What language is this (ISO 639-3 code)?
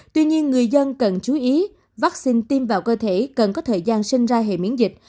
vie